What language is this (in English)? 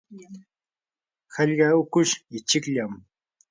Yanahuanca Pasco Quechua